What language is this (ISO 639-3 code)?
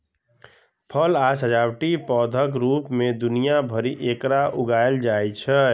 mai